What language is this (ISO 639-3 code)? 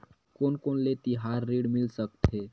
hne